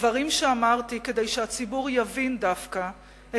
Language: Hebrew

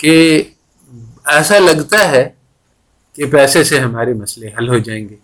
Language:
Urdu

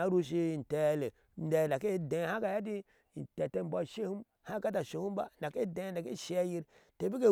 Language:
Ashe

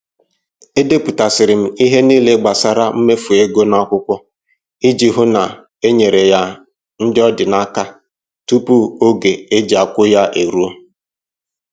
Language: Igbo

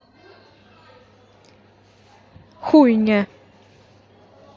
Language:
Russian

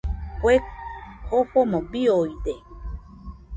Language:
Nüpode Huitoto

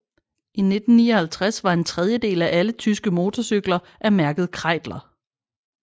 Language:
Danish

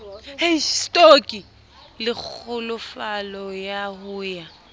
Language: Southern Sotho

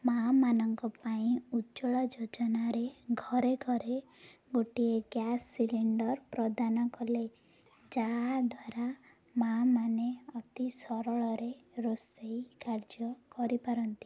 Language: Odia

